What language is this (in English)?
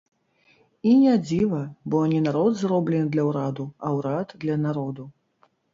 Belarusian